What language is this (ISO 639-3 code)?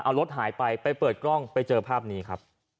tha